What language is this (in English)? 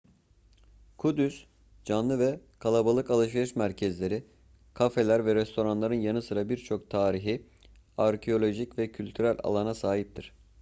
Turkish